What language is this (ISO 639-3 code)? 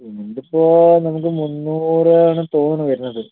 mal